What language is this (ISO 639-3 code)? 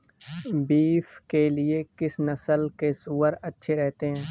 hin